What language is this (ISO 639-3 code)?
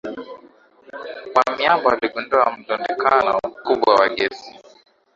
swa